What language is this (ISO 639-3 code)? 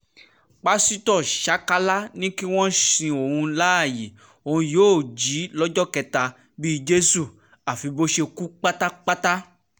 yor